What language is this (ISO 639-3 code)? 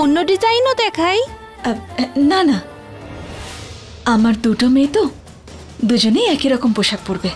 ben